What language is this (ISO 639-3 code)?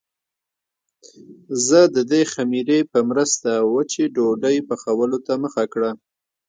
pus